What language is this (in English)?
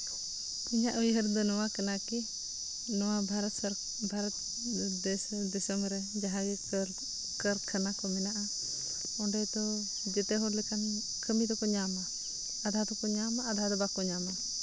Santali